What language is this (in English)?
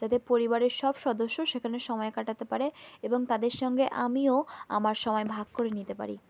Bangla